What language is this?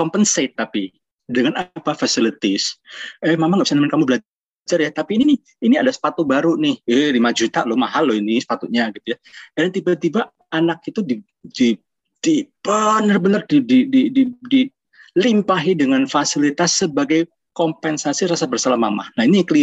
Indonesian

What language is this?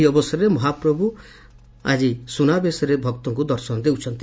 Odia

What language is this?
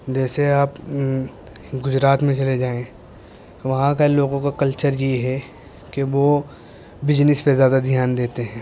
Urdu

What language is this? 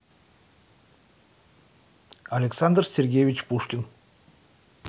Russian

